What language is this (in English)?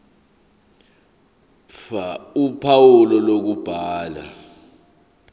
Zulu